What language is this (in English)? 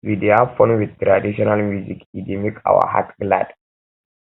Nigerian Pidgin